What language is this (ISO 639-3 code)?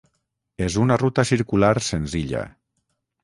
cat